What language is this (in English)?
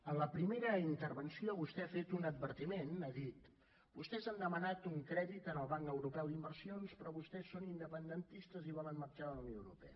Catalan